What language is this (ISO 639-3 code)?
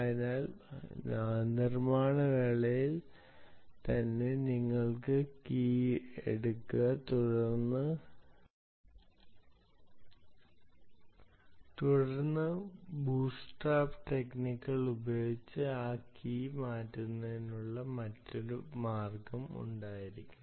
mal